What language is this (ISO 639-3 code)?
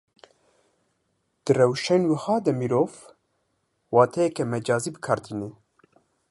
kur